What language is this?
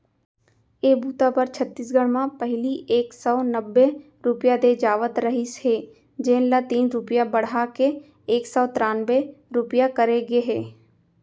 Chhattisgarhi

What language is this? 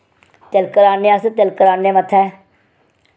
Dogri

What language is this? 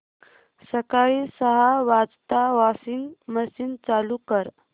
Marathi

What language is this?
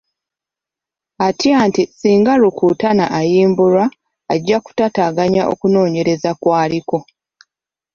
Ganda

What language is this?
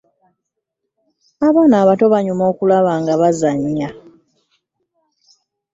Ganda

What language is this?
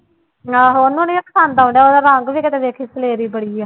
Punjabi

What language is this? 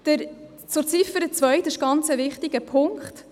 Swiss German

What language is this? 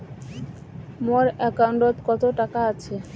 Bangla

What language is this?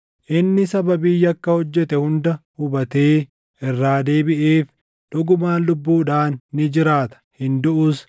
Oromo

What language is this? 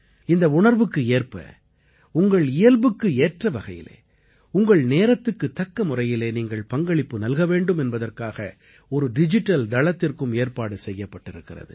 Tamil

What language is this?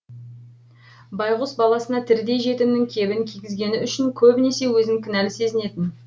Kazakh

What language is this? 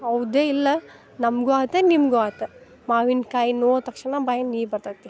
Kannada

